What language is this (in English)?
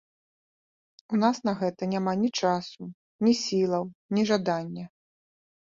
Belarusian